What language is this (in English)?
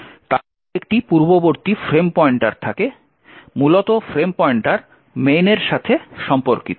Bangla